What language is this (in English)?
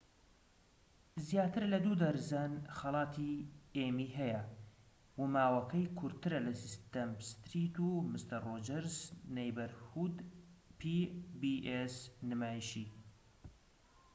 Central Kurdish